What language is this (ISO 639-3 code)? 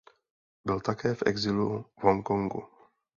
ces